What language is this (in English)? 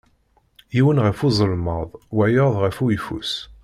Kabyle